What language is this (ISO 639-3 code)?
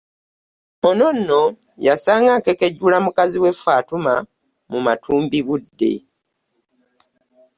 lug